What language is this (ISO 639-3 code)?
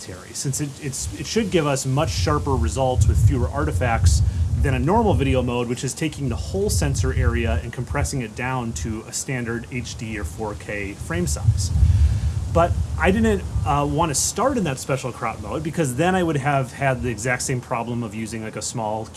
eng